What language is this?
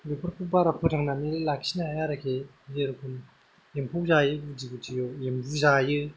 Bodo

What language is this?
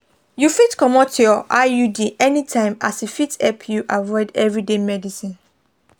Nigerian Pidgin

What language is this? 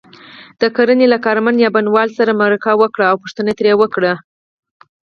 Pashto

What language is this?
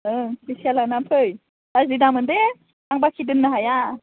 Bodo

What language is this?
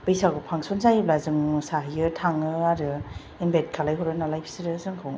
Bodo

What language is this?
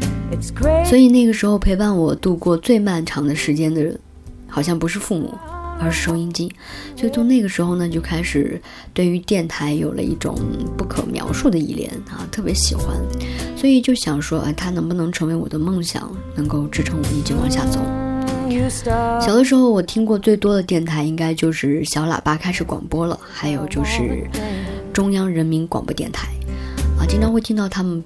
Chinese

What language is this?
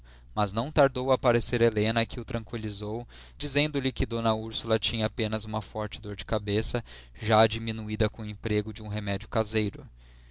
Portuguese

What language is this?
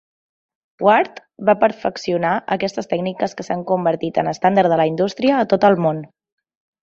Catalan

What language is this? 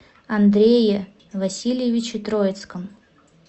Russian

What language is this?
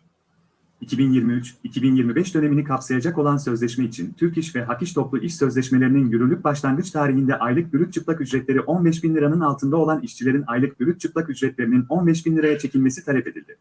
Turkish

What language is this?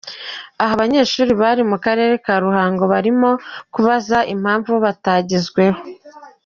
Kinyarwanda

